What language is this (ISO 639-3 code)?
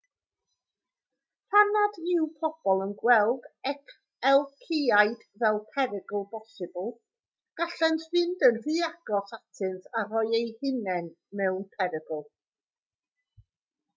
cym